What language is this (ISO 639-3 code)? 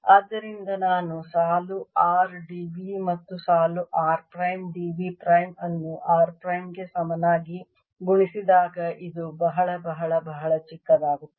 kan